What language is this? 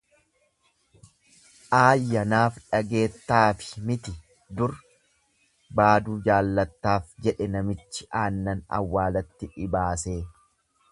Oromo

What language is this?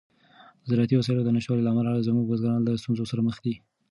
Pashto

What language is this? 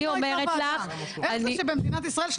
Hebrew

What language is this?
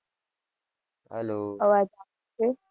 Gujarati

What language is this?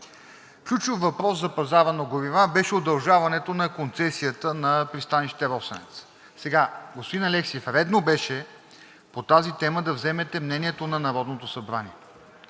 Bulgarian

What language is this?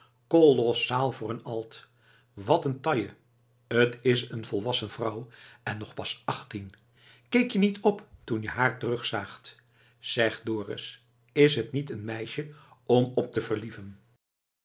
Dutch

